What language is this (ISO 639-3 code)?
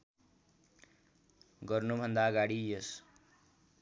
nep